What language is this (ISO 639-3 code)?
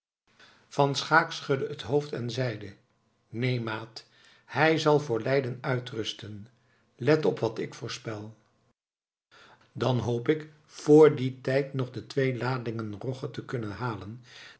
nld